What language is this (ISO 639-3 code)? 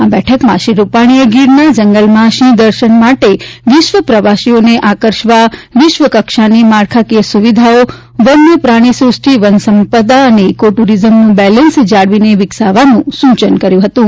guj